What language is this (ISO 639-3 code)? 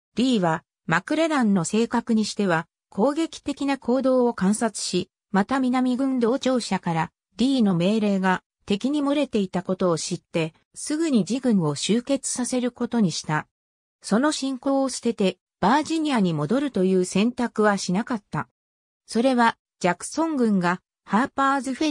jpn